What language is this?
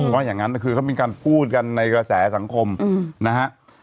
Thai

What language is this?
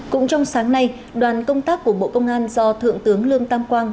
Vietnamese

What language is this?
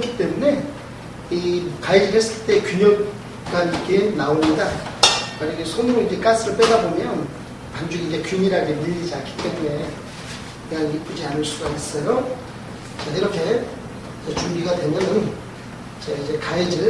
Korean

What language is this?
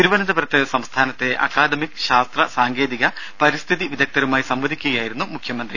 Malayalam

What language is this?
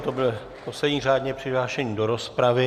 Czech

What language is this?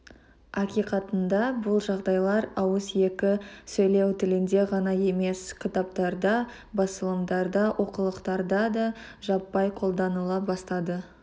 Kazakh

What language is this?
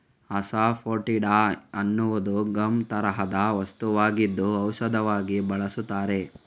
Kannada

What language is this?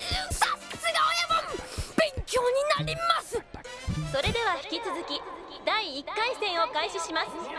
Japanese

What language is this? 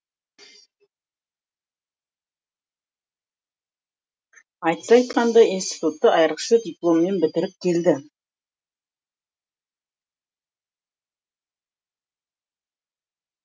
Kazakh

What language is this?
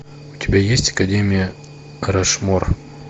Russian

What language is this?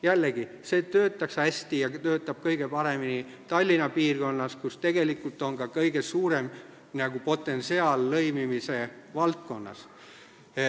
Estonian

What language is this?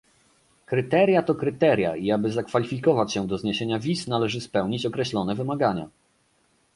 Polish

